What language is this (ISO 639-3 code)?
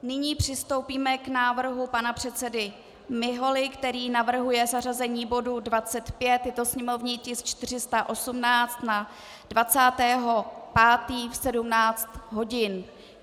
ces